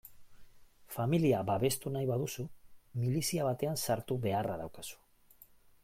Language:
Basque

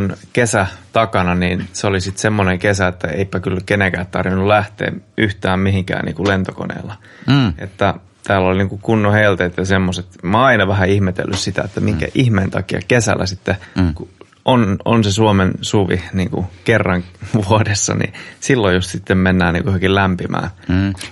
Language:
Finnish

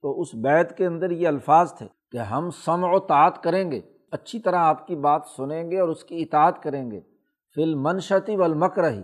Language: Urdu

